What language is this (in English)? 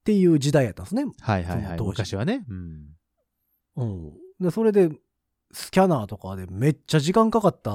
Japanese